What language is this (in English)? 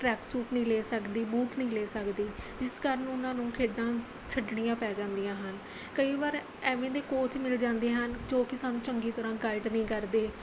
Punjabi